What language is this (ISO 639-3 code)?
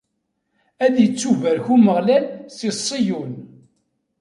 kab